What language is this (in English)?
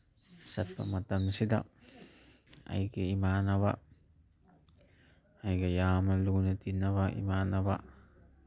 Manipuri